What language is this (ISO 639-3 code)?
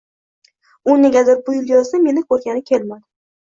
uzb